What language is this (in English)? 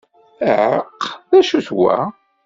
Kabyle